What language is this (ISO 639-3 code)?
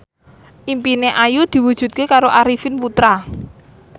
jav